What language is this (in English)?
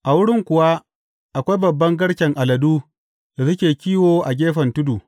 Hausa